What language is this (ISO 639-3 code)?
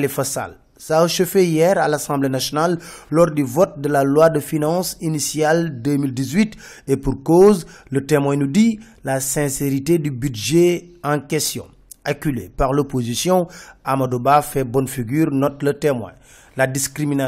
fra